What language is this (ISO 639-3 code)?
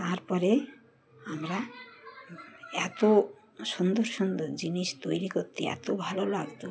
ben